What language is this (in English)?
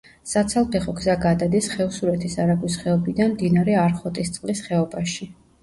Georgian